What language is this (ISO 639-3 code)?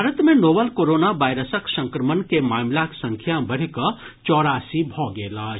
mai